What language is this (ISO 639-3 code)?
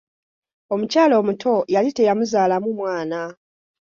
lug